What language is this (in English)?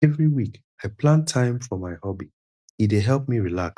Nigerian Pidgin